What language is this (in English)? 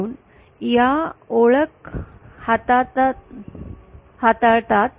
Marathi